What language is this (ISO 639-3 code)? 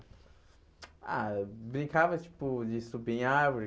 por